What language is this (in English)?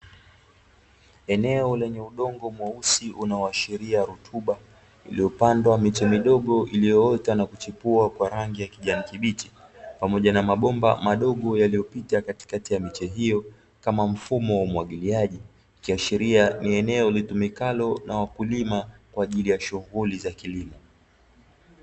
Swahili